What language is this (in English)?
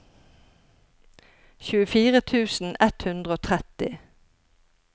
Norwegian